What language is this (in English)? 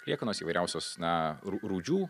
Lithuanian